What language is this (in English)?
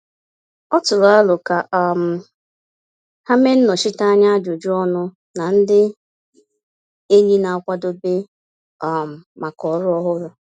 Igbo